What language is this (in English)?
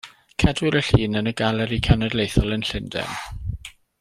Welsh